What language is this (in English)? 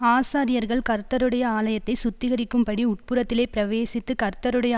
Tamil